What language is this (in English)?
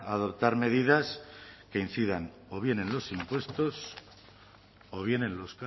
Spanish